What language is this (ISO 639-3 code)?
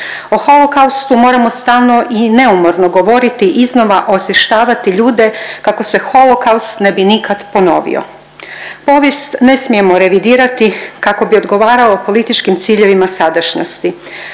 hrv